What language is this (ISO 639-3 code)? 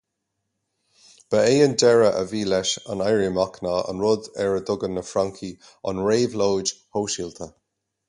gle